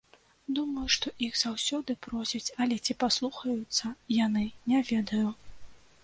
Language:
Belarusian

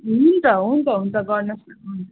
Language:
Nepali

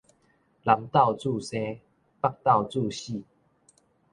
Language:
Min Nan Chinese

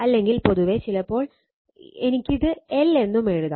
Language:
Malayalam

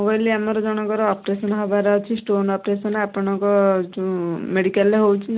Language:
Odia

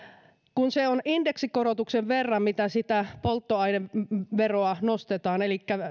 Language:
Finnish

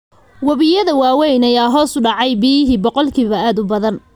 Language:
Somali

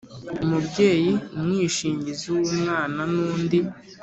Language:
Kinyarwanda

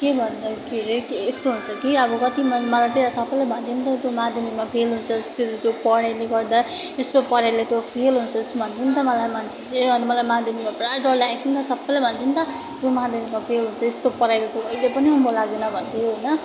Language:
Nepali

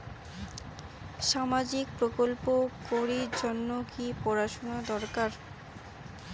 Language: Bangla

